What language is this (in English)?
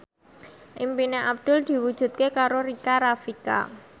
Javanese